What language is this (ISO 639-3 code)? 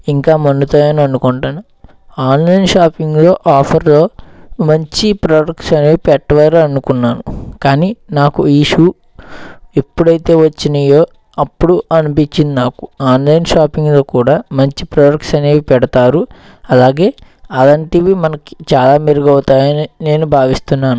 tel